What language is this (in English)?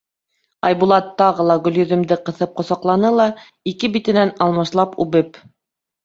Bashkir